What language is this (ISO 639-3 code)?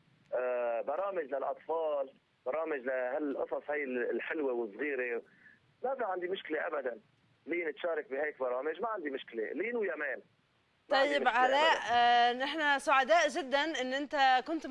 ara